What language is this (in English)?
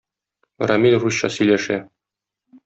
Tatar